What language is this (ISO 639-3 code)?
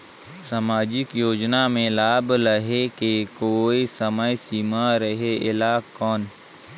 hne